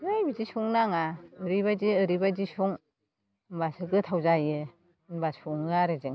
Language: Bodo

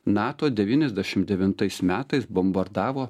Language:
Lithuanian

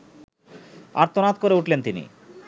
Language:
Bangla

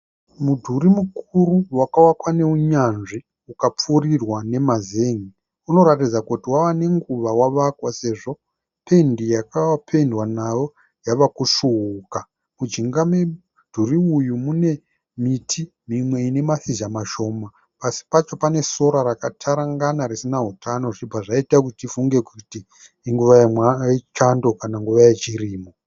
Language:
Shona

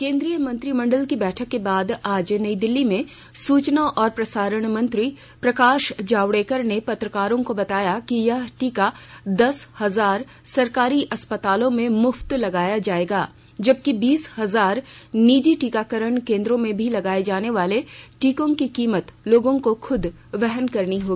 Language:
Hindi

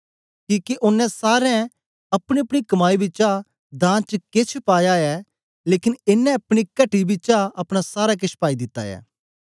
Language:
Dogri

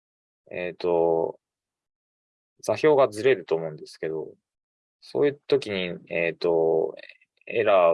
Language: Japanese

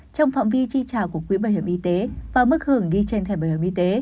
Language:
Vietnamese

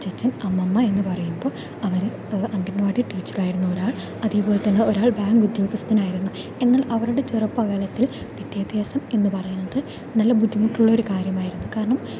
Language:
Malayalam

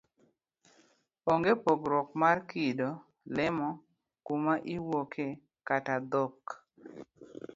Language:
Luo (Kenya and Tanzania)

